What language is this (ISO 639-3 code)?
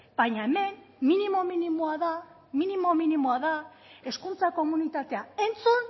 eus